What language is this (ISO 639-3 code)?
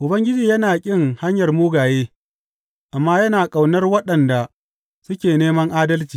hau